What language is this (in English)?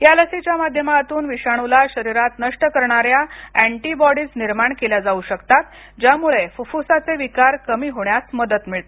Marathi